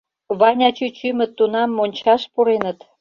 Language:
Mari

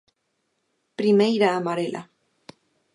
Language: Galician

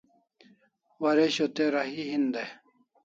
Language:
Kalasha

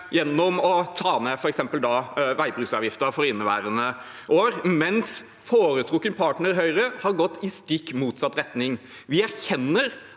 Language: Norwegian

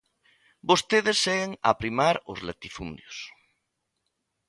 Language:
Galician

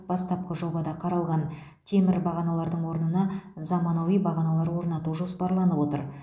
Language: Kazakh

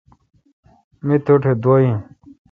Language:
Kalkoti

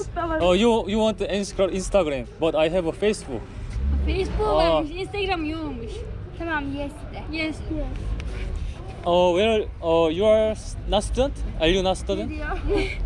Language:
Korean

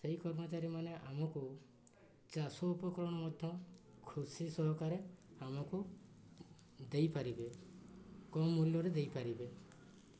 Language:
Odia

